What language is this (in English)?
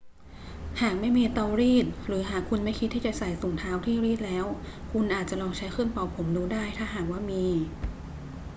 Thai